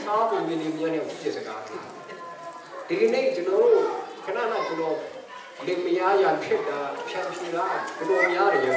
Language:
Hindi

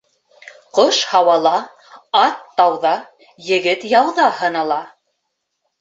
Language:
Bashkir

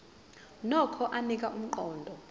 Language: Zulu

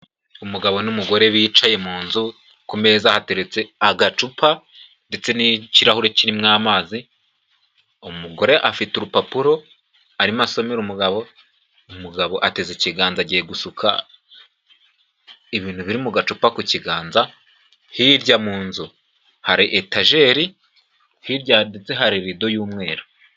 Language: Kinyarwanda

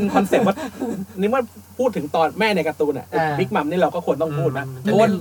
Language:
Thai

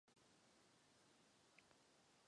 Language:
Czech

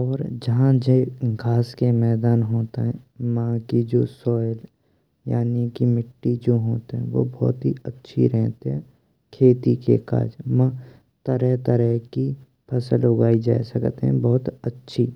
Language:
Braj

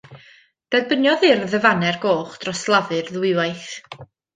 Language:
Welsh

